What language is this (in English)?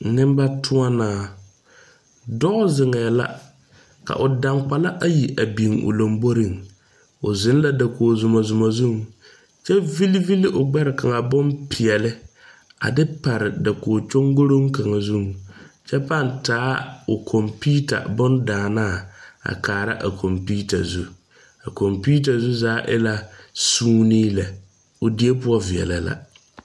Southern Dagaare